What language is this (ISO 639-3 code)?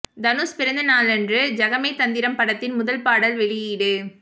tam